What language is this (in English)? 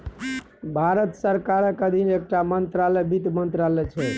Maithili